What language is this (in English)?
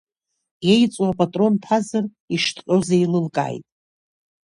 Abkhazian